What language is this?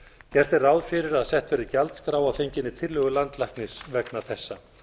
Icelandic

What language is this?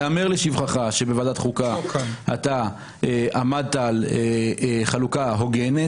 Hebrew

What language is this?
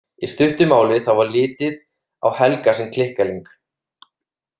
Icelandic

